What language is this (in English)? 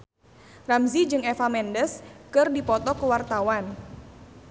Sundanese